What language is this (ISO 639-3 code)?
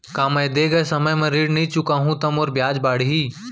hne